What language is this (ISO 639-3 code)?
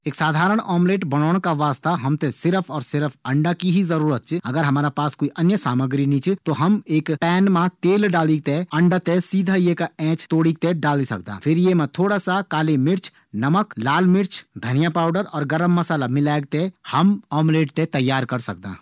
gbm